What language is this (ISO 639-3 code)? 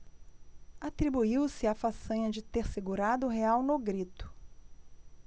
por